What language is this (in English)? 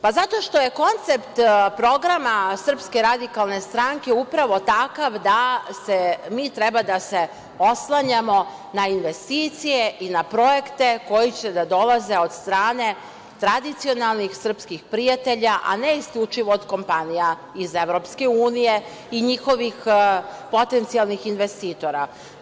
Serbian